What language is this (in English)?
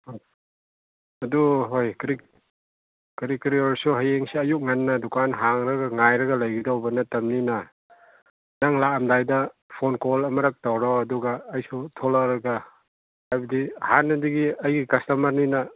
Manipuri